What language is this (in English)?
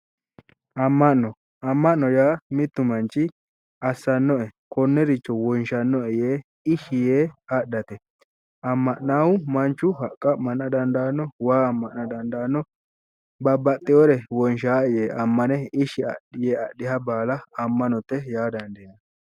Sidamo